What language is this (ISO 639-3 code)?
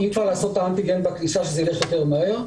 heb